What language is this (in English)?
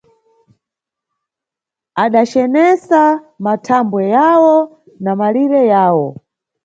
Nyungwe